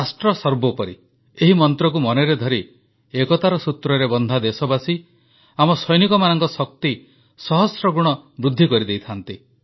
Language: Odia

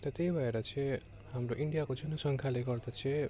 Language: Nepali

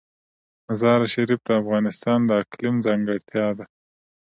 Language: Pashto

